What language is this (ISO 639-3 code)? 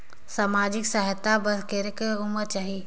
hne